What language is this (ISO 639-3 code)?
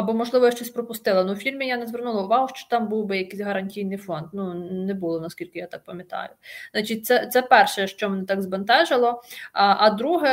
ukr